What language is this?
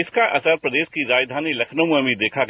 Hindi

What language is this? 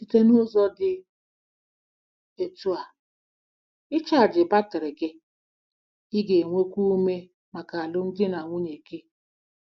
Igbo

